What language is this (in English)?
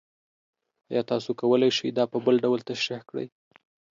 Pashto